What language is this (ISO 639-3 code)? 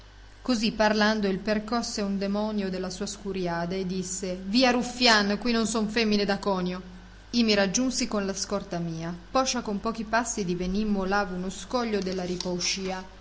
ita